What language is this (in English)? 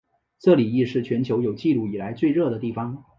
Chinese